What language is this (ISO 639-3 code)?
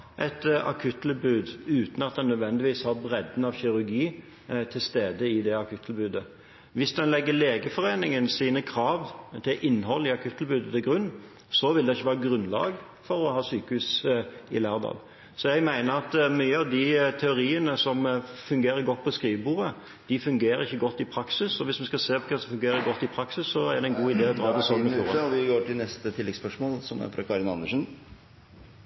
nor